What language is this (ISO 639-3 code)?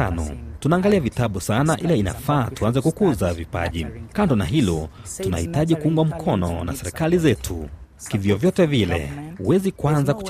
swa